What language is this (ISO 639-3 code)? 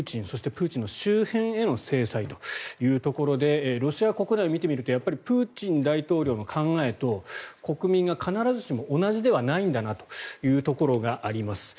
jpn